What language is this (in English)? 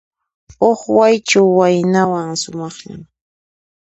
Puno Quechua